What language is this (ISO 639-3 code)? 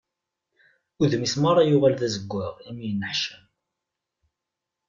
kab